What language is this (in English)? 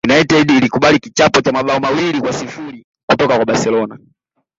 Swahili